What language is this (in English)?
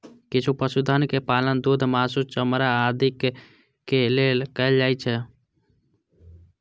Maithili